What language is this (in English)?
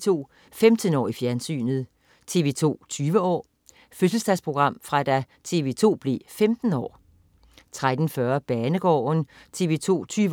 Danish